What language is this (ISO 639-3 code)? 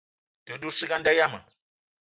eto